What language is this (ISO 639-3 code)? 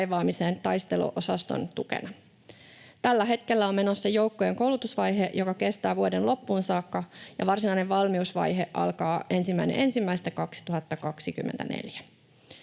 fin